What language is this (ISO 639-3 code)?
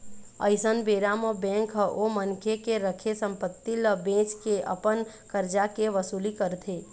hne